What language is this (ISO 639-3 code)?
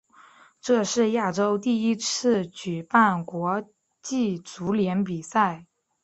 zho